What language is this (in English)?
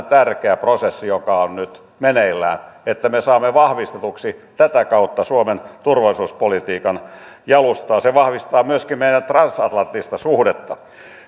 Finnish